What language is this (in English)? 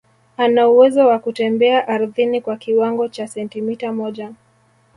Swahili